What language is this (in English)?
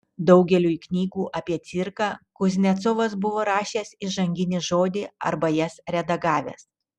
Lithuanian